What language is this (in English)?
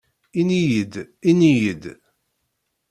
Kabyle